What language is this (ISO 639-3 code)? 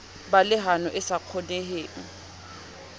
sot